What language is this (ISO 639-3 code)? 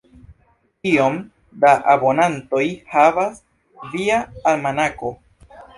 epo